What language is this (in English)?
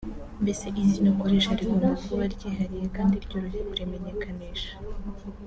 Kinyarwanda